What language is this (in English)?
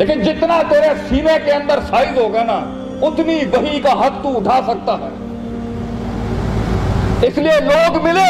Urdu